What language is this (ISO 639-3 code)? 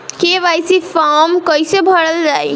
bho